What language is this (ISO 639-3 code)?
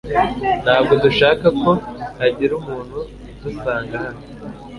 kin